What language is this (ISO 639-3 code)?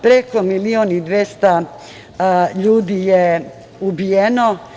srp